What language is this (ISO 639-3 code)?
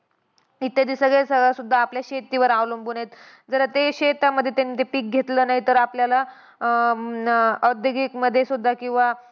mar